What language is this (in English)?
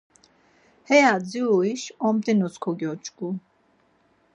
Laz